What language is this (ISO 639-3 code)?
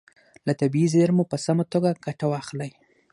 pus